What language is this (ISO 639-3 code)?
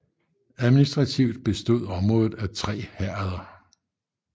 dan